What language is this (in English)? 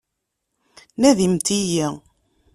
Kabyle